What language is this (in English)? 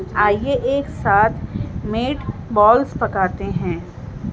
Urdu